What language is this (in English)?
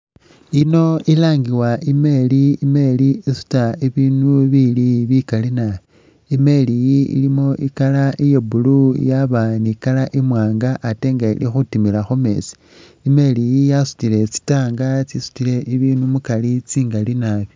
Masaaba